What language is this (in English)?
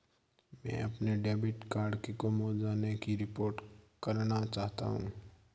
Hindi